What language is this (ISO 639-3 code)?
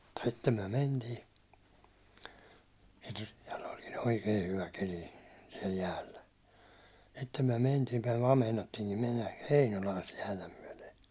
fin